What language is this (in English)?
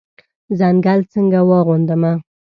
Pashto